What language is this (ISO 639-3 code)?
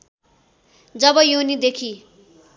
nep